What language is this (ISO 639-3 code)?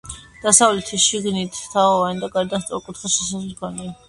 kat